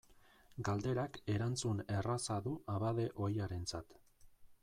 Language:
Basque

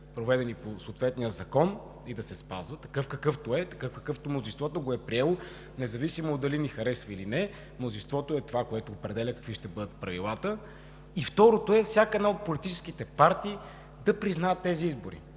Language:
Bulgarian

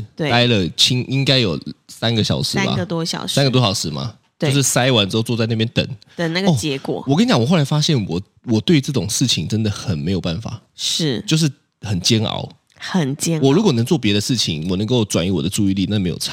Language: Chinese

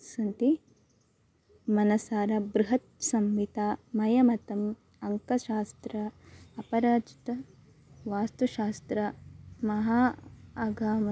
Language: Sanskrit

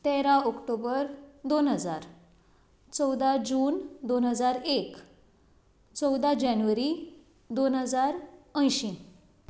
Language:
Konkani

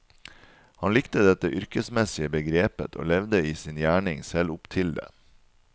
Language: Norwegian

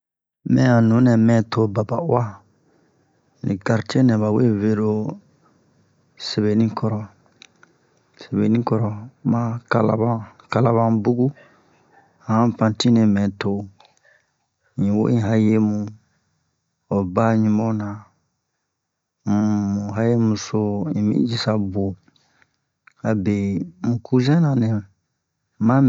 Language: Bomu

